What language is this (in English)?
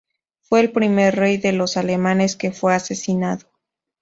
Spanish